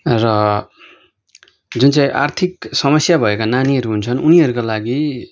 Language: Nepali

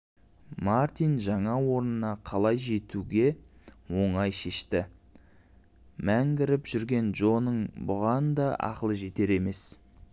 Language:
Kazakh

